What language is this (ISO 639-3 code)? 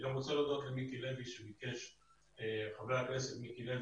heb